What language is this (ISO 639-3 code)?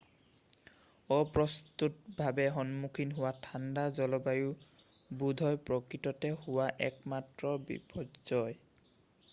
asm